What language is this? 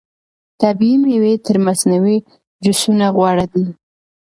Pashto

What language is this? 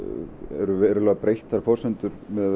Icelandic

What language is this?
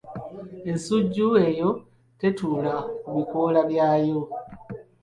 Ganda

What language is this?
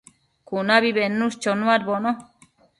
Matsés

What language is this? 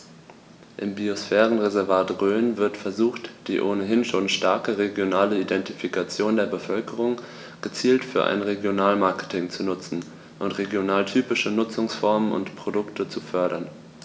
German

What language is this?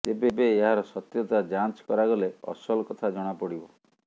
Odia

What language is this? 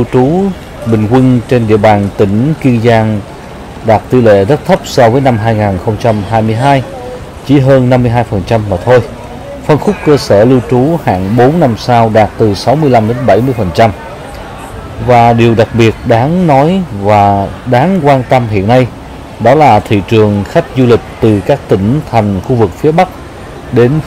Vietnamese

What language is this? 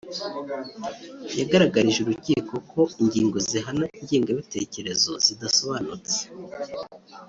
Kinyarwanda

